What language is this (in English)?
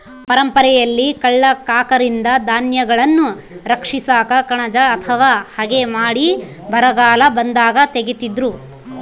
Kannada